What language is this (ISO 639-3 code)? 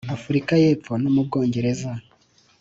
kin